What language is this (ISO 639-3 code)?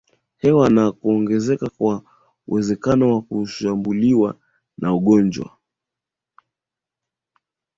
swa